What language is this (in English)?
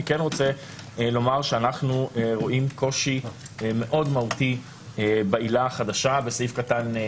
Hebrew